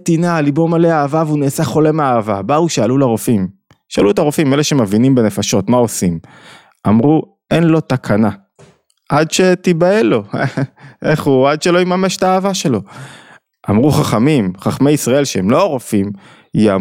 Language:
Hebrew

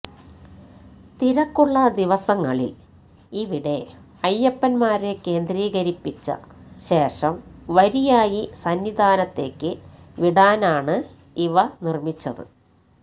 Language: Malayalam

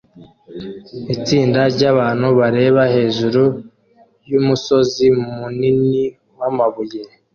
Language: Kinyarwanda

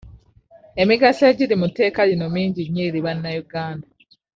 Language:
Ganda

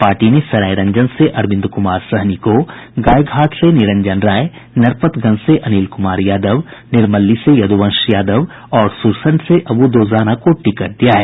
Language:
Hindi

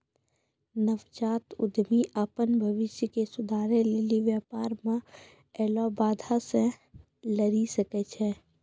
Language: Maithili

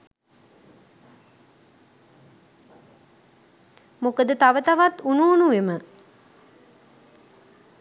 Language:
Sinhala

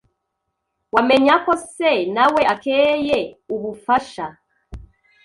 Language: Kinyarwanda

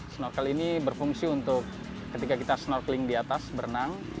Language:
Indonesian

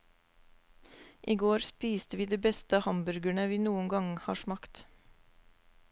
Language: Norwegian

